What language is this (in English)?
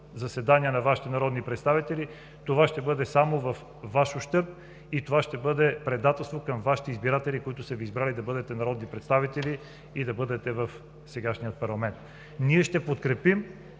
Bulgarian